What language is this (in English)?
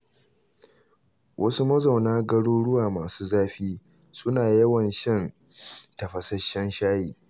Hausa